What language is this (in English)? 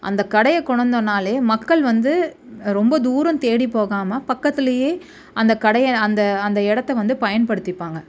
Tamil